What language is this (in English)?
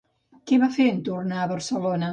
Catalan